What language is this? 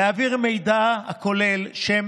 Hebrew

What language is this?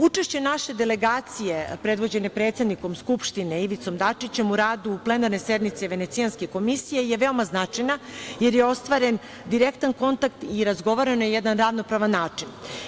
Serbian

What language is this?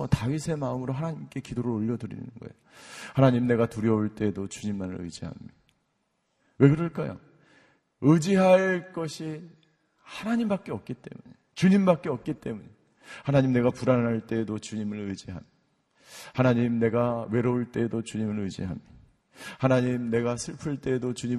Korean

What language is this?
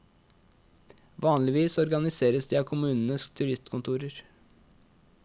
Norwegian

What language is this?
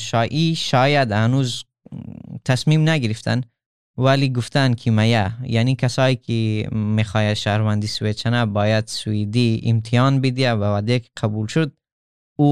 Persian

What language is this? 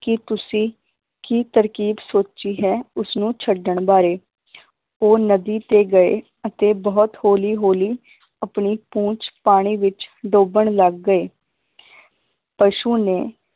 Punjabi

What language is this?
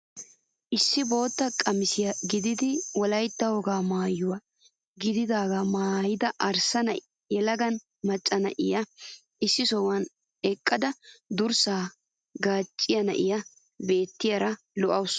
Wolaytta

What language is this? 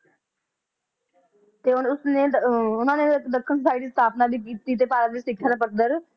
Punjabi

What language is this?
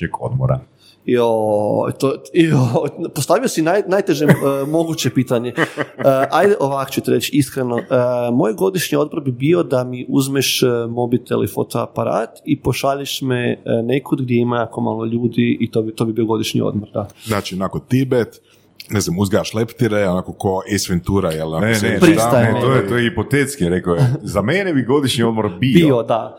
Croatian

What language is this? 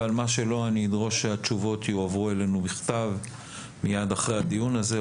Hebrew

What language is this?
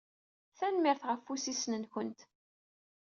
Kabyle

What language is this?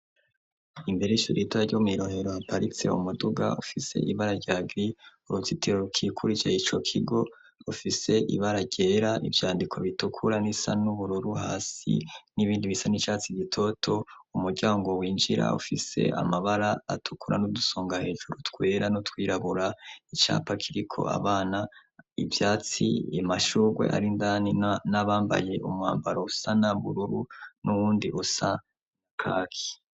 Rundi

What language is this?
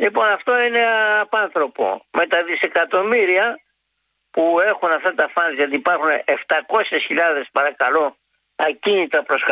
Greek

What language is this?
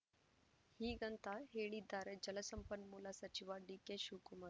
Kannada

